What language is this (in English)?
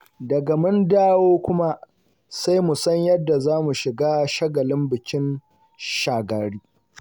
Hausa